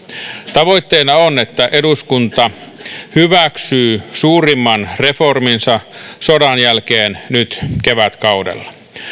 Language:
Finnish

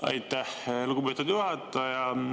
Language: Estonian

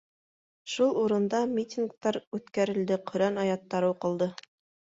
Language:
Bashkir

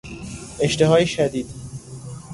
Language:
Persian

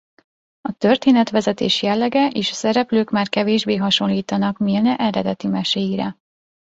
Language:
Hungarian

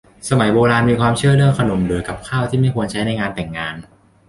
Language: Thai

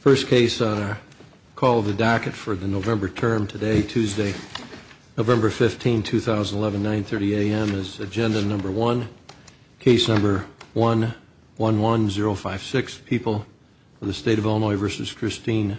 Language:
English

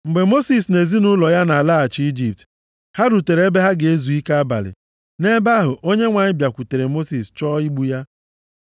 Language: Igbo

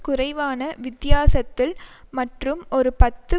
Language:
Tamil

